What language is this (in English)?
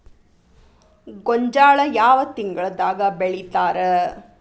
Kannada